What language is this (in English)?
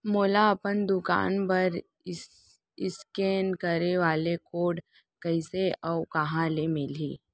Chhattisgarhi